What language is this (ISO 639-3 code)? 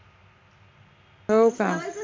mar